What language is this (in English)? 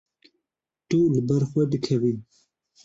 Kurdish